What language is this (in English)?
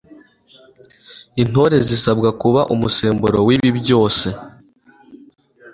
Kinyarwanda